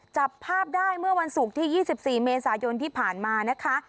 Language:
Thai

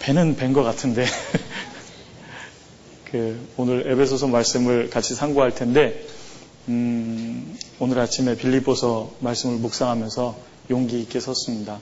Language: Korean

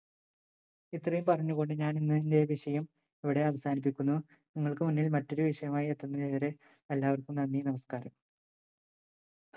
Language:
Malayalam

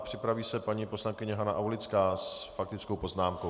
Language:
Czech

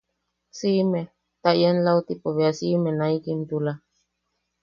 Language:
Yaqui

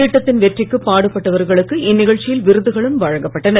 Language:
Tamil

